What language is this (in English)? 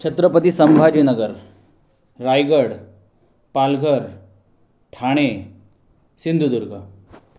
Marathi